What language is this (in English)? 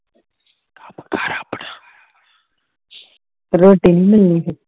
Punjabi